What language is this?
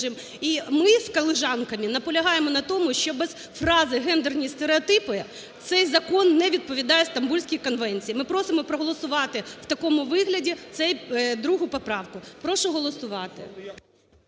Ukrainian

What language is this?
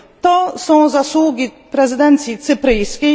Polish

